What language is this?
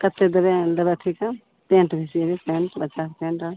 Maithili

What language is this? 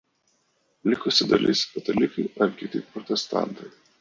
Lithuanian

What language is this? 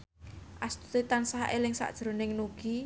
Javanese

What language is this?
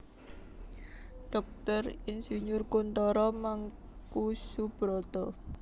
Javanese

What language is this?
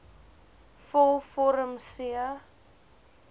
Afrikaans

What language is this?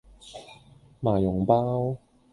Cantonese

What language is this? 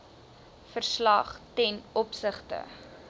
Afrikaans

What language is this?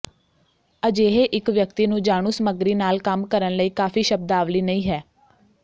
Punjabi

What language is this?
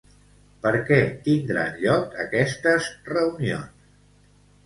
Catalan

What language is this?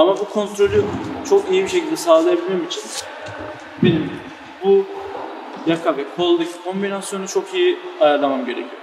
Turkish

